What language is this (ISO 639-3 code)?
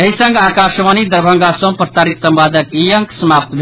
mai